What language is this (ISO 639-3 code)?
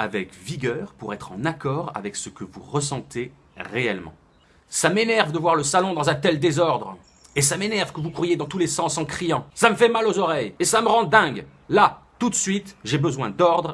fra